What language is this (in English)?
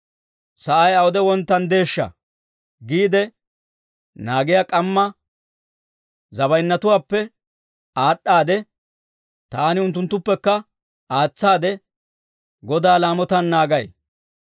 Dawro